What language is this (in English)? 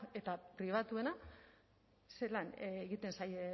Basque